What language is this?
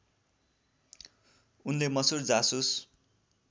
Nepali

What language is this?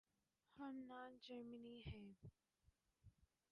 Urdu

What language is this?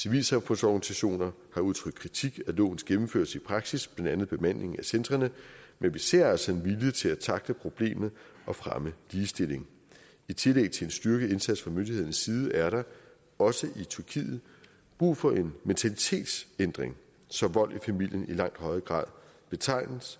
Danish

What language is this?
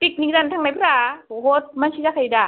Bodo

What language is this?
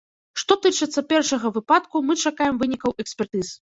Belarusian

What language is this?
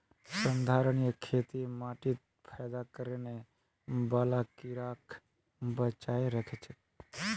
Magahi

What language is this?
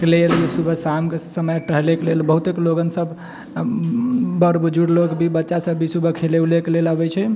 Maithili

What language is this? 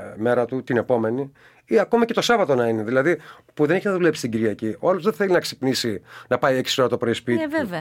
Greek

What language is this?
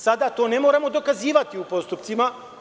Serbian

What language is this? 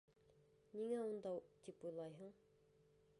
Bashkir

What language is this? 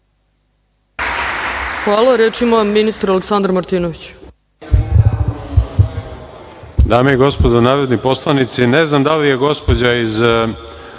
Serbian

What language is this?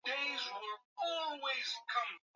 Swahili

